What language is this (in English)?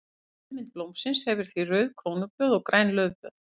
Icelandic